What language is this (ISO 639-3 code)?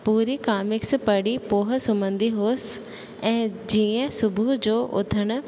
snd